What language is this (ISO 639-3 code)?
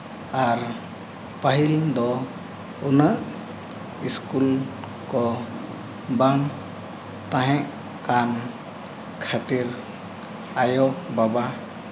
sat